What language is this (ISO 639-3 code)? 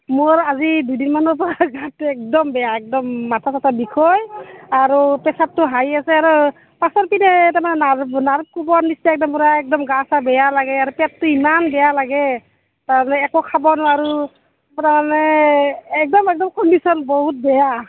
asm